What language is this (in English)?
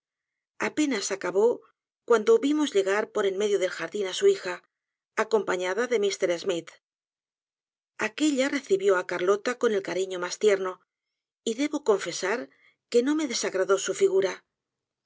Spanish